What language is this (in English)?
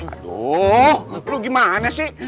Indonesian